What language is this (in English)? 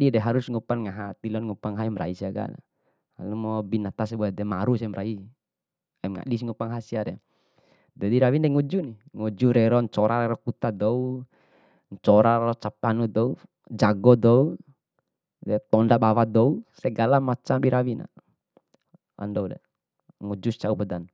Bima